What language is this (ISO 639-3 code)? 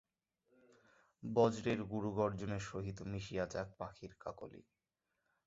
ben